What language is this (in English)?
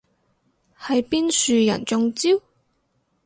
Cantonese